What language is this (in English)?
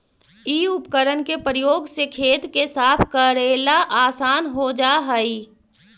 Magahi